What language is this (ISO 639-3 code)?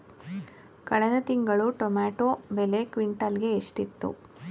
kan